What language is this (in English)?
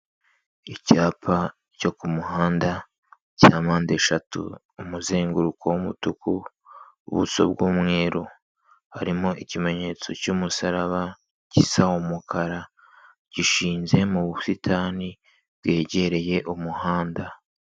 Kinyarwanda